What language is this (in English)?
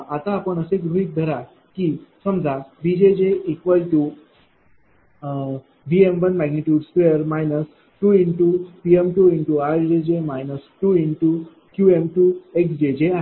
Marathi